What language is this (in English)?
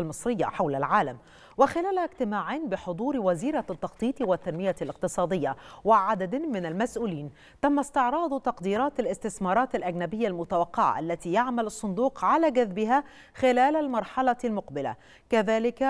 Arabic